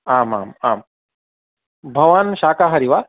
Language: Sanskrit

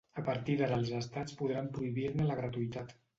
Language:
Catalan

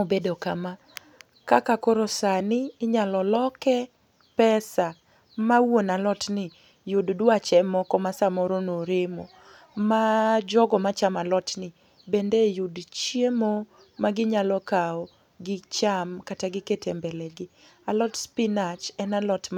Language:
Luo (Kenya and Tanzania)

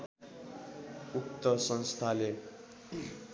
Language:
Nepali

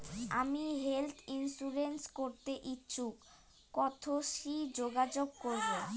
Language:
Bangla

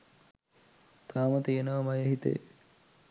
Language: Sinhala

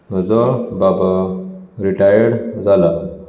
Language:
Konkani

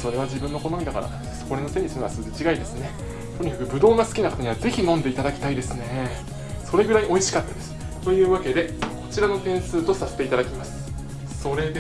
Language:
Japanese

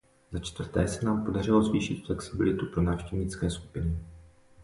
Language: Czech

